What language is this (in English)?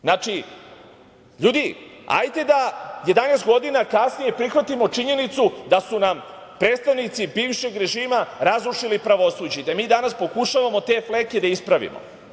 Serbian